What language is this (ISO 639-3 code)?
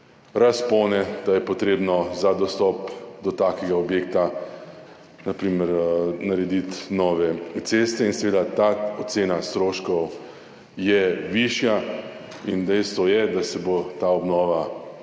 slv